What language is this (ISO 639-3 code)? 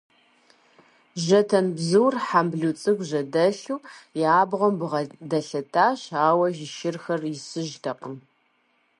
kbd